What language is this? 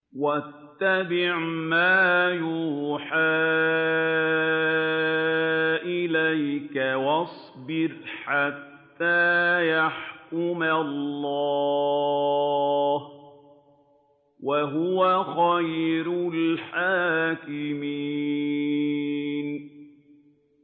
Arabic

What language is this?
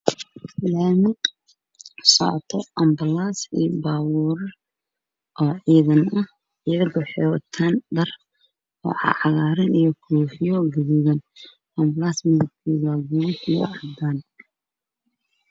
Somali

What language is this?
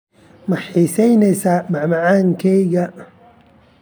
Somali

